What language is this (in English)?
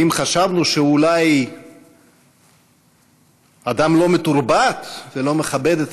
Hebrew